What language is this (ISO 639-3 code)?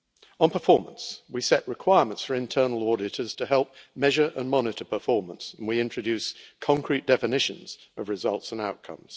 eng